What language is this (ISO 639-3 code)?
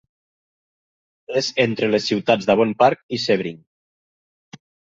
cat